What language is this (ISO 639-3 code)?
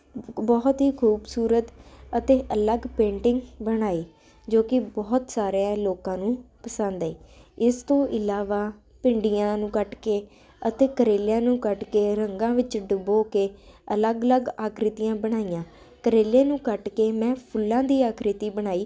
pan